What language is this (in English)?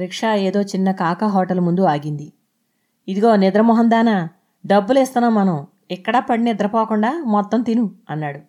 Telugu